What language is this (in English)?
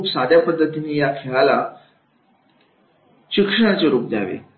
Marathi